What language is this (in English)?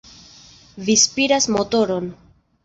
Esperanto